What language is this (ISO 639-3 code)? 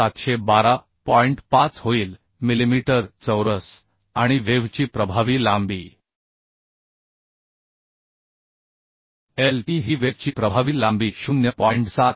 mar